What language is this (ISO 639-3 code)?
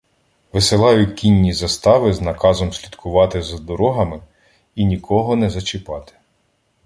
ukr